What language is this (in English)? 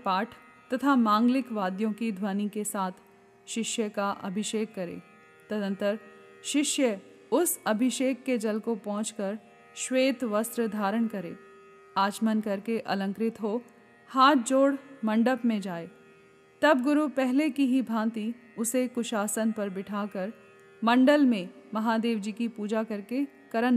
Hindi